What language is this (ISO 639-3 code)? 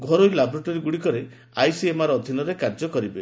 ori